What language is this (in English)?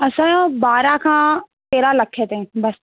Sindhi